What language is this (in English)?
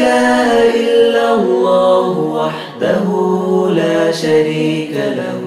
Arabic